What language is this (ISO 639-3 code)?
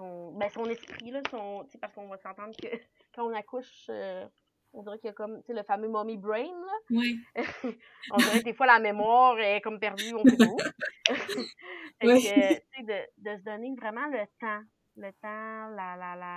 fra